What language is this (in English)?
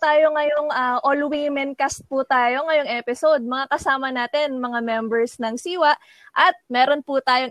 Filipino